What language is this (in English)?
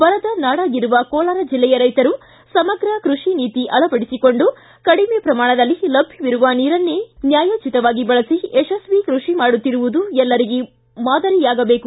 Kannada